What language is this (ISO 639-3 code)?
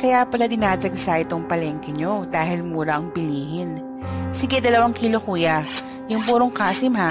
fil